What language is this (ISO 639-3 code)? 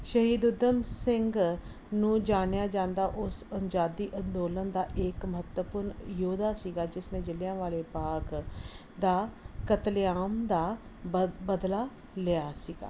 pan